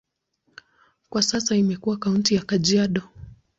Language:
Swahili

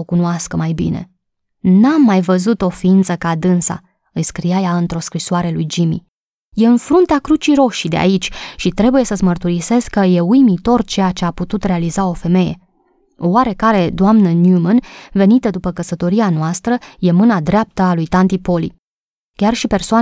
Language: Romanian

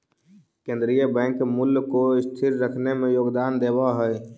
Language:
Magahi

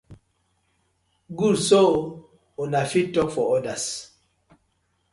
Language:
Nigerian Pidgin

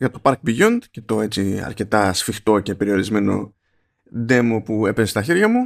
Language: Greek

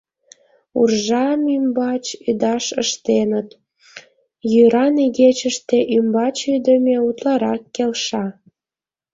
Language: Mari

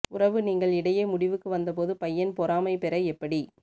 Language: Tamil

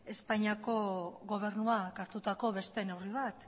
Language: Basque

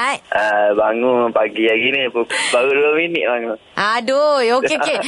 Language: Malay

